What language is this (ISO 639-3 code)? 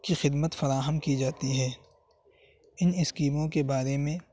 urd